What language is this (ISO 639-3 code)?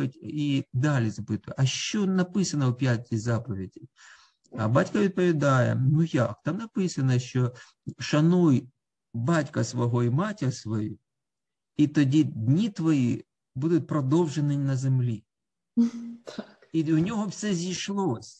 ukr